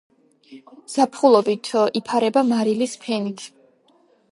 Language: Georgian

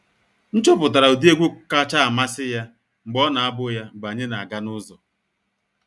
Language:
Igbo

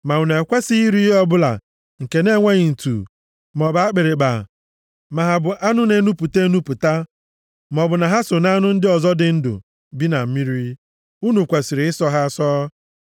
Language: Igbo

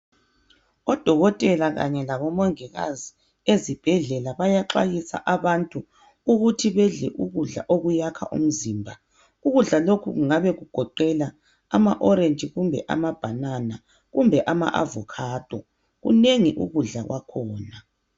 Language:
North Ndebele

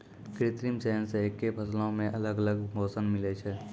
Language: Maithili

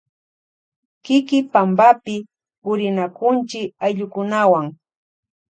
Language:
Loja Highland Quichua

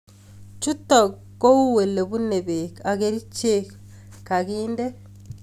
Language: Kalenjin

